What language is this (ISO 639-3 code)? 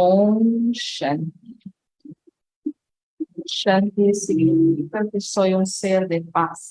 por